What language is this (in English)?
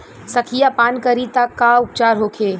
Bhojpuri